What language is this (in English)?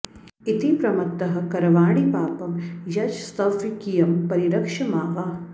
Sanskrit